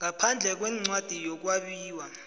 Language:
South Ndebele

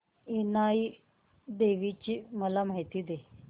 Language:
Marathi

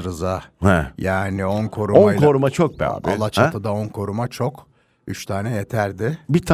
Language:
Turkish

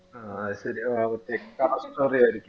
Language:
Malayalam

